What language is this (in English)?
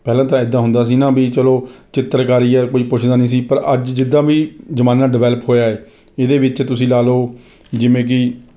Punjabi